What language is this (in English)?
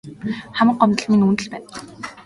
Mongolian